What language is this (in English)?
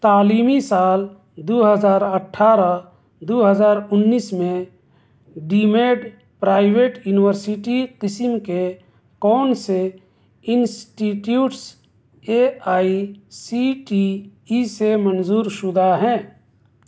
Urdu